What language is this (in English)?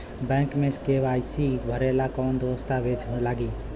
Bhojpuri